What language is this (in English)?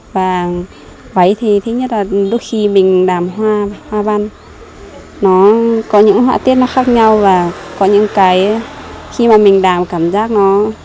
Vietnamese